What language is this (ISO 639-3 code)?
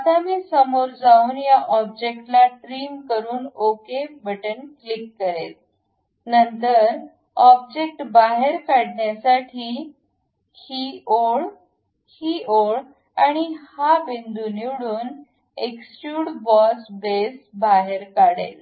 mar